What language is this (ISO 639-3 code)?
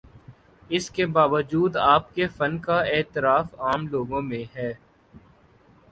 urd